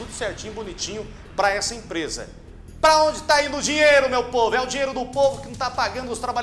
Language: Portuguese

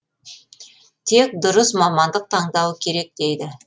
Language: Kazakh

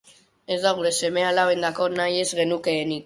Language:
Basque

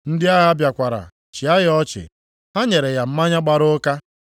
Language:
Igbo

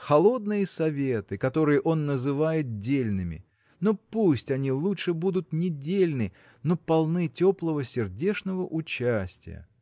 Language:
Russian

